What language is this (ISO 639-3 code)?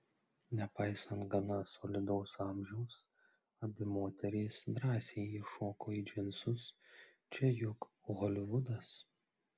lit